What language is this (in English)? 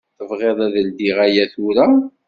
Kabyle